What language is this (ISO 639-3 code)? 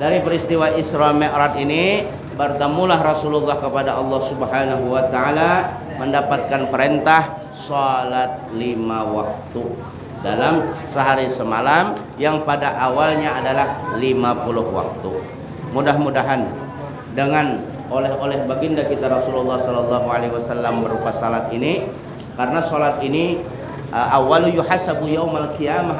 ind